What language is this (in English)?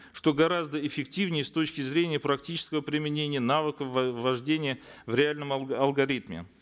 Kazakh